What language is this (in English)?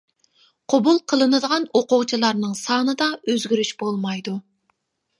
Uyghur